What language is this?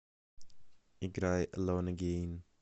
Russian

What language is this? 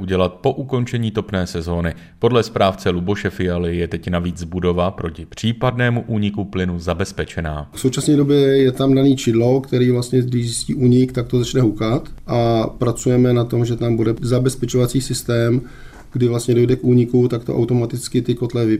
Czech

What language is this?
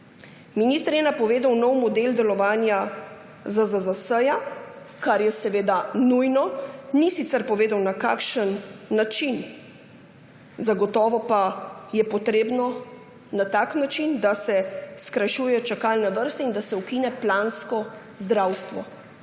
Slovenian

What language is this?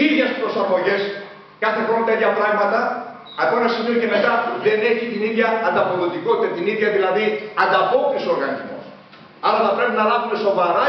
Greek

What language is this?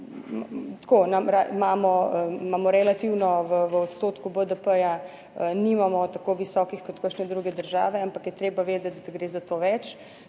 Slovenian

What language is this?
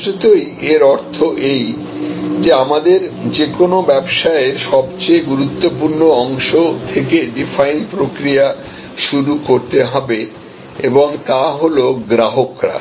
Bangla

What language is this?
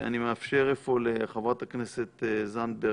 Hebrew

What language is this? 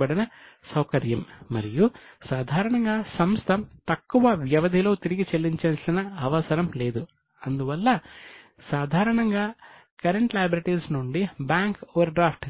Telugu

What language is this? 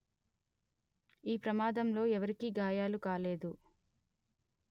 Telugu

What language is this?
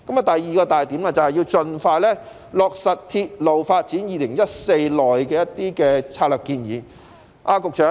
Cantonese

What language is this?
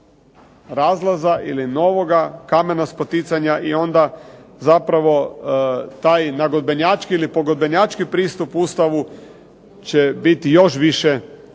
Croatian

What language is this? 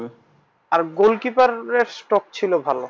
Bangla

